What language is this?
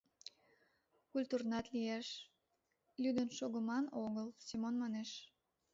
Mari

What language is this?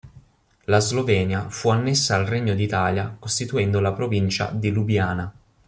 Italian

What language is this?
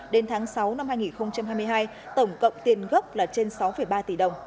Vietnamese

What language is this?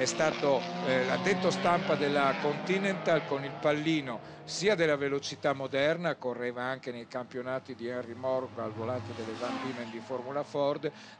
Italian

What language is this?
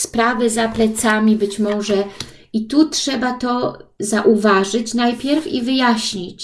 Polish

